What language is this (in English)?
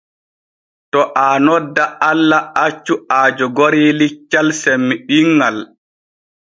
Borgu Fulfulde